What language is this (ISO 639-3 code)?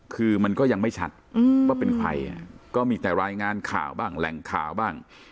tha